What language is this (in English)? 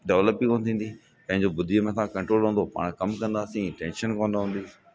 Sindhi